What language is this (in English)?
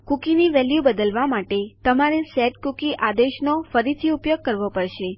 Gujarati